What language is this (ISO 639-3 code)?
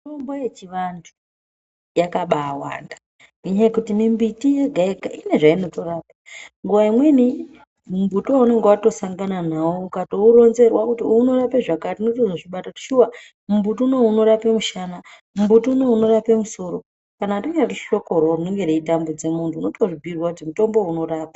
ndc